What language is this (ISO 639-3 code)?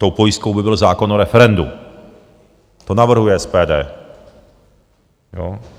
ces